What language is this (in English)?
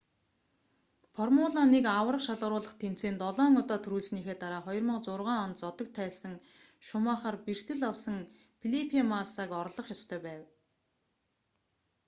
Mongolian